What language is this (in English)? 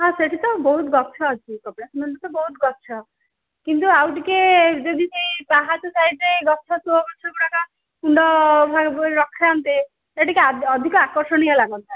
Odia